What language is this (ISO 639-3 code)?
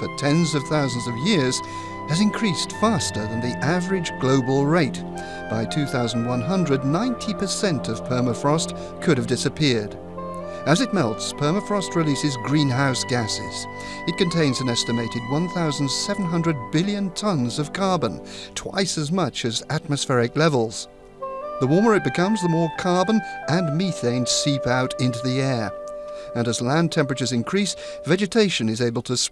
eng